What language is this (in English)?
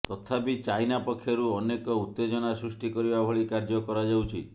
Odia